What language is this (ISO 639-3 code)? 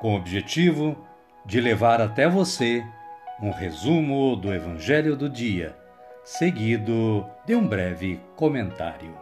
por